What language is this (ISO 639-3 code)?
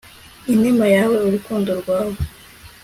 kin